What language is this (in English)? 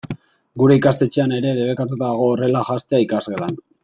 Basque